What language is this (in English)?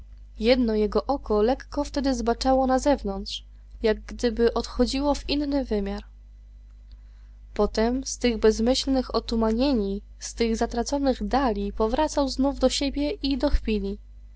Polish